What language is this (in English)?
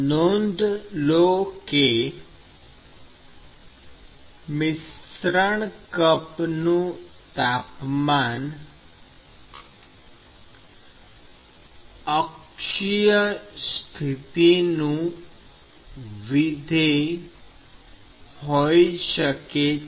Gujarati